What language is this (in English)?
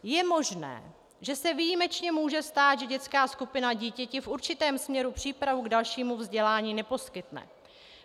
Czech